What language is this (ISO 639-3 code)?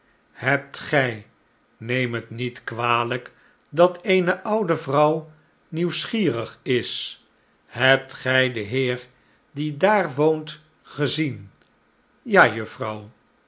nld